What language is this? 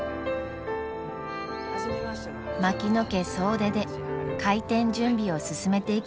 Japanese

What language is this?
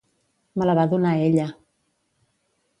Catalan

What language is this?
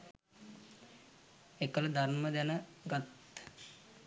Sinhala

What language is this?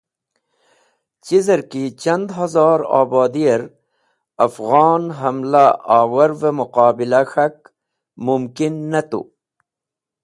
Wakhi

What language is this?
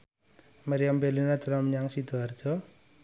Javanese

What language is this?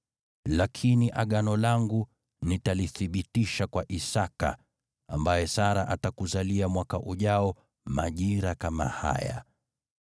Swahili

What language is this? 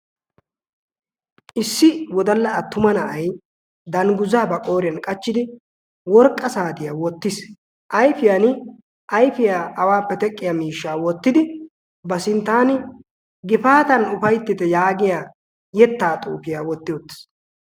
Wolaytta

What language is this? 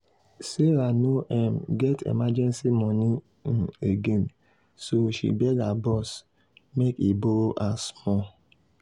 Nigerian Pidgin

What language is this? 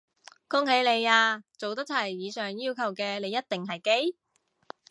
Cantonese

